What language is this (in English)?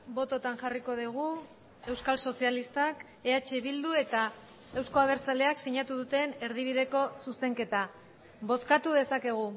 Basque